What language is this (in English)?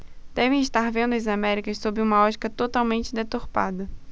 Portuguese